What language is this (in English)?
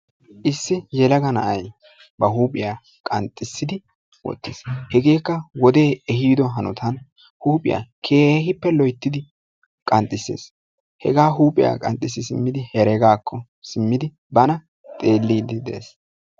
Wolaytta